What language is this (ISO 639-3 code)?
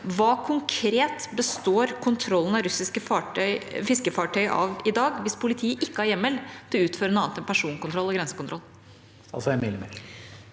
nor